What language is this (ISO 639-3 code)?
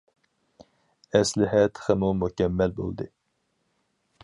uig